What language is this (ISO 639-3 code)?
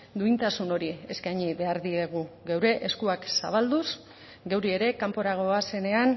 eus